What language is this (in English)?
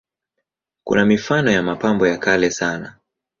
Swahili